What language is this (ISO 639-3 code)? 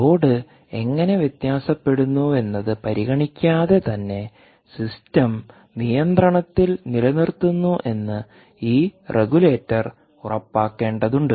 mal